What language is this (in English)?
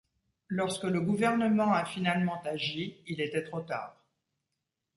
French